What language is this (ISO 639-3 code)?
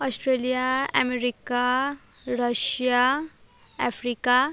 nep